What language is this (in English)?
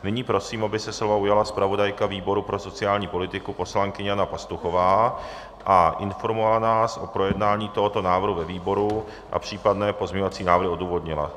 Czech